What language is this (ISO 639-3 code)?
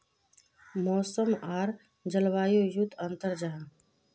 mag